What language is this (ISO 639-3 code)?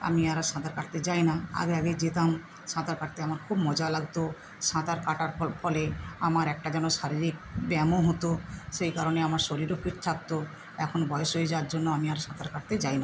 ben